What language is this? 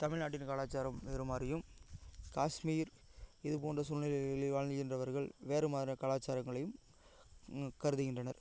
Tamil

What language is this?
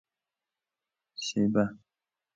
Persian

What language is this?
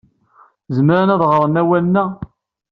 Kabyle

